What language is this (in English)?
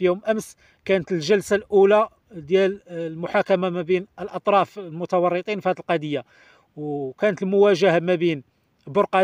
Arabic